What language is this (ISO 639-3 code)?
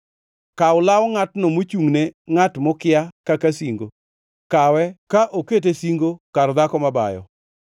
luo